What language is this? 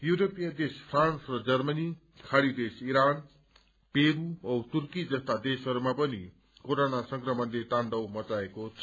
Nepali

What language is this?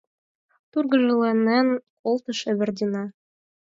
Mari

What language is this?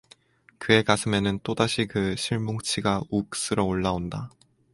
Korean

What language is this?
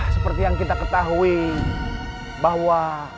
Indonesian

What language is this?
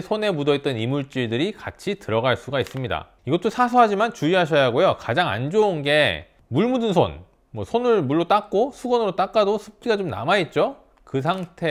Korean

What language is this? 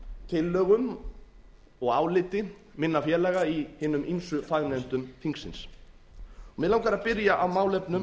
Icelandic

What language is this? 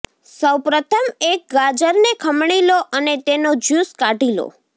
Gujarati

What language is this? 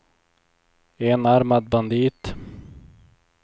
Swedish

